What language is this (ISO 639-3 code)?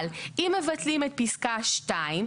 heb